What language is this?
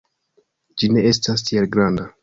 Esperanto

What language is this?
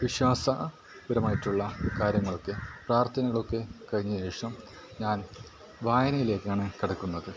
Malayalam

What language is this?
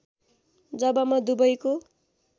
Nepali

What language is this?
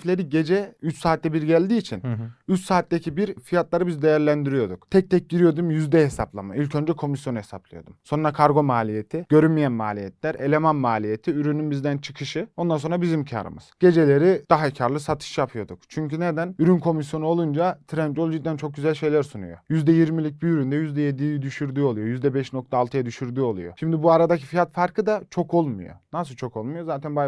Turkish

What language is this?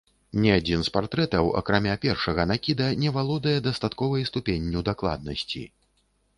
Belarusian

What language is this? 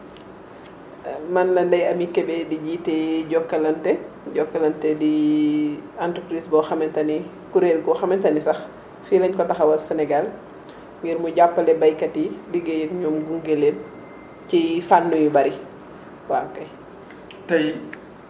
Wolof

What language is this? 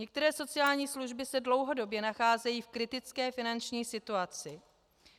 Czech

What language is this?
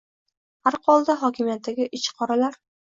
Uzbek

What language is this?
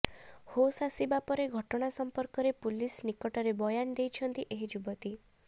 Odia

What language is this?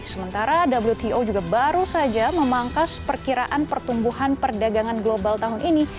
Indonesian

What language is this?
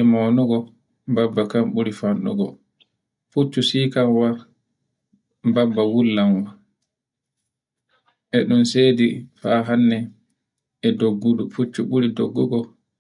Borgu Fulfulde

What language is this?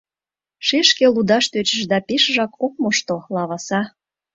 Mari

